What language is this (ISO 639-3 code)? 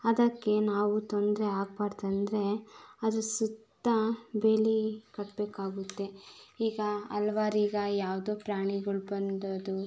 kan